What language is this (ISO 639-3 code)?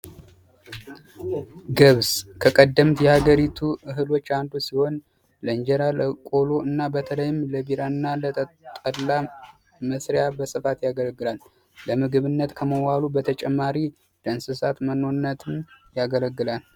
amh